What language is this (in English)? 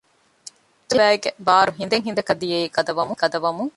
Divehi